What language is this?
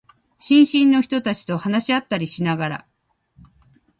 Japanese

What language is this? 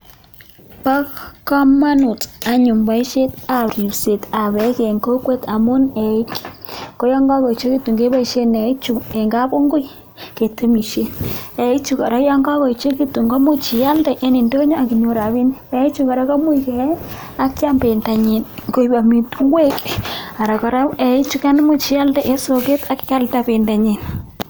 Kalenjin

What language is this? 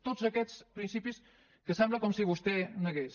Catalan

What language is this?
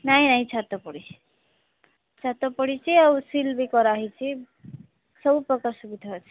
Odia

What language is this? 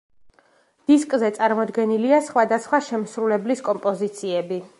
Georgian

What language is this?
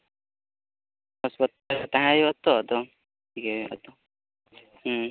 Santali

